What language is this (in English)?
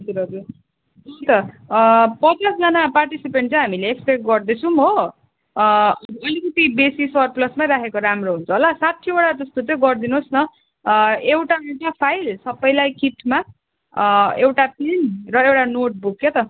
Nepali